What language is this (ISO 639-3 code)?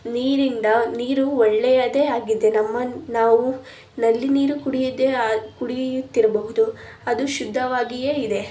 kan